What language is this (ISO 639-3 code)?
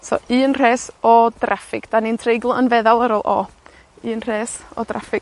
cym